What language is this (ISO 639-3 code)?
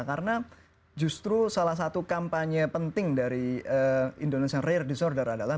ind